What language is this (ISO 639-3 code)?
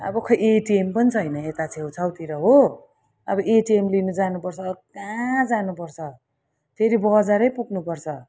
nep